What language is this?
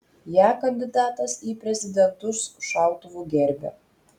Lithuanian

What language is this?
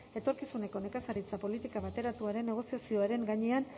Basque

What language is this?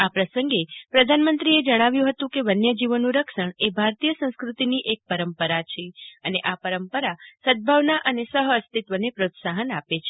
Gujarati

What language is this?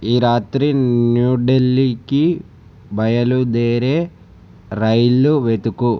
Telugu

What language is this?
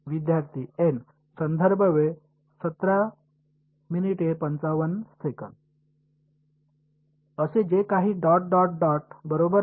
Marathi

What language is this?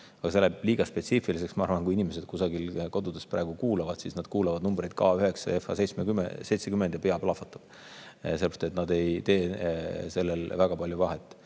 Estonian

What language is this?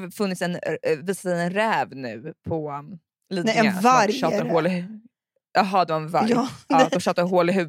Swedish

